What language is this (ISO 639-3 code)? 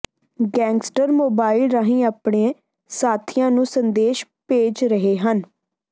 pan